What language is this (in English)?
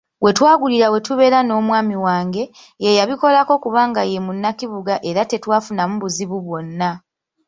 Ganda